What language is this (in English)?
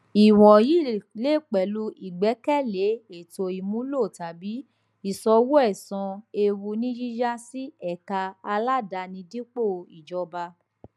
Yoruba